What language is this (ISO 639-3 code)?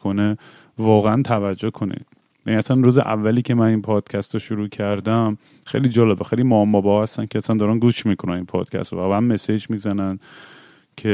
fas